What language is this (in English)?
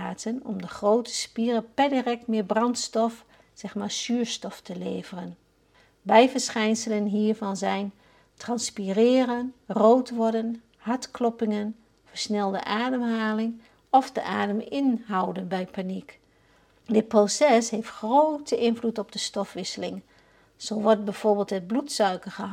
Dutch